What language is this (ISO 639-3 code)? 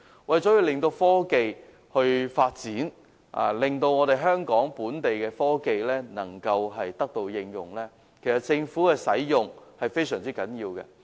yue